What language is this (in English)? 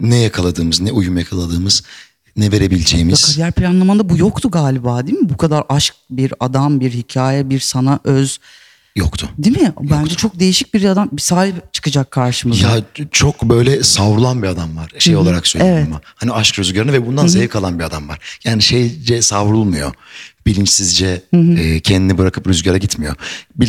Turkish